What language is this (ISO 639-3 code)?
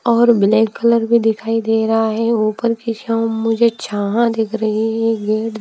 hin